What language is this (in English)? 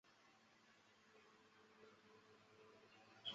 Chinese